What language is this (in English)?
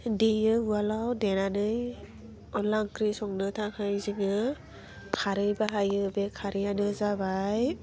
Bodo